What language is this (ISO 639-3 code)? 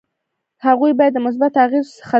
pus